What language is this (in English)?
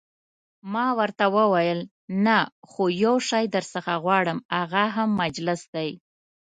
Pashto